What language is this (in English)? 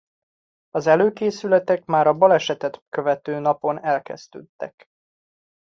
Hungarian